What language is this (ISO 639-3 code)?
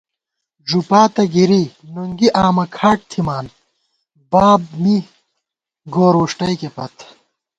gwt